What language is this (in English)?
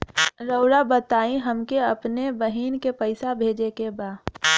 Bhojpuri